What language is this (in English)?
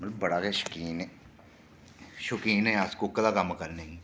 Dogri